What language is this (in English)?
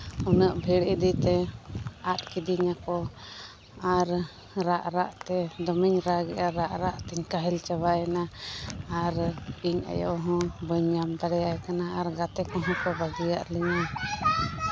Santali